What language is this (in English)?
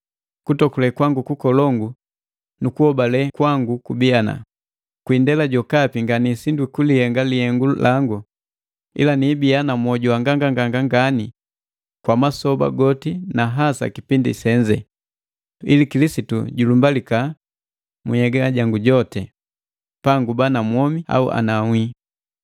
Matengo